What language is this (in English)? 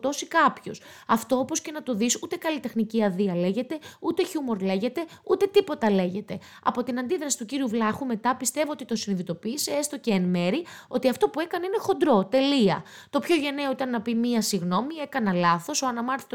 Greek